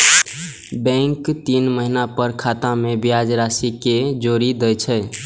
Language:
Maithili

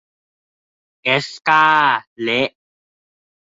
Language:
Thai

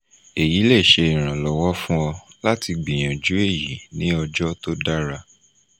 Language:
Yoruba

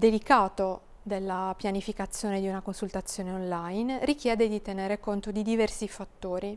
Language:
Italian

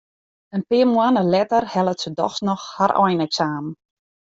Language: Western Frisian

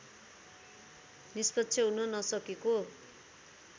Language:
Nepali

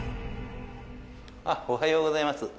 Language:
Japanese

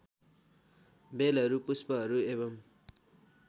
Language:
Nepali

